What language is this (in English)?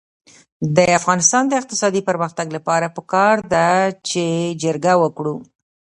Pashto